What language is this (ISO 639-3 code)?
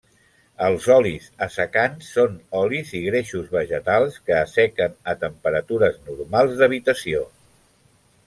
cat